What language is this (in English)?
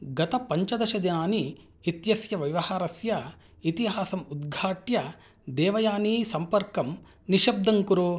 Sanskrit